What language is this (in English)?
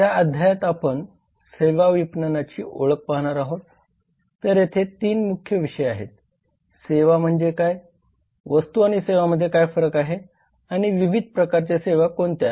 Marathi